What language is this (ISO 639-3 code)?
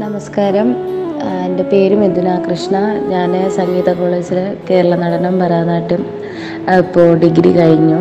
mal